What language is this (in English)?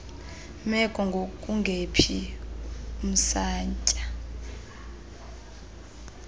Xhosa